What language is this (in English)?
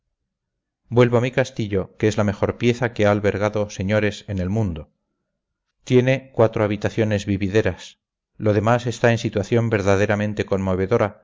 Spanish